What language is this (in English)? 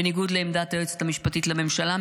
Hebrew